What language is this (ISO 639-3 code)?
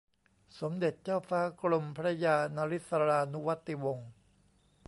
tha